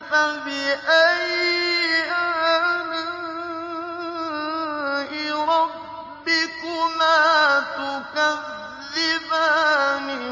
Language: Arabic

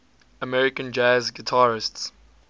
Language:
English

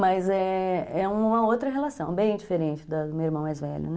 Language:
Portuguese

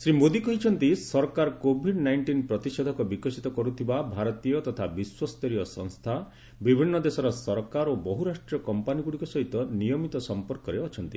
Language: Odia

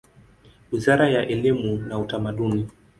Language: Swahili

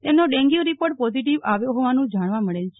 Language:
Gujarati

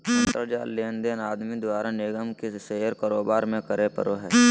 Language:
Magahi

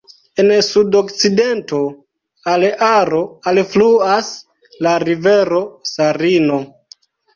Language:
Esperanto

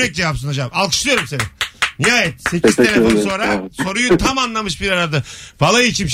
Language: Turkish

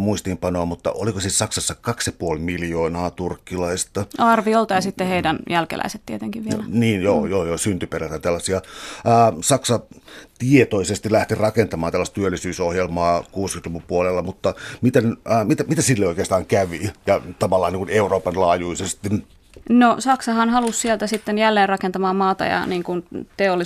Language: Finnish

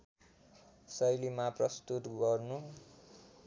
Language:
Nepali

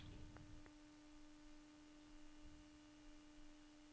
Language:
Norwegian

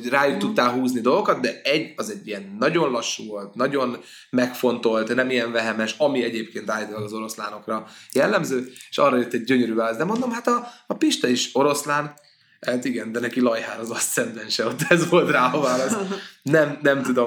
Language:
Hungarian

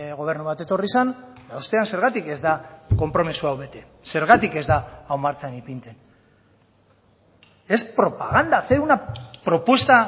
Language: Basque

